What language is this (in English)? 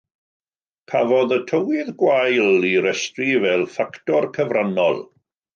Welsh